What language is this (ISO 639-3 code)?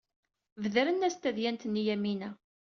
kab